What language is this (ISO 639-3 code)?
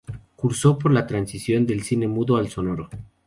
spa